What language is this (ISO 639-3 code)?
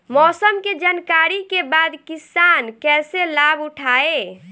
bho